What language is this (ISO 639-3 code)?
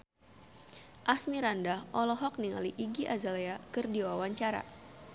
sun